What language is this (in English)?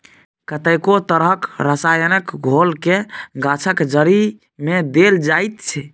Maithili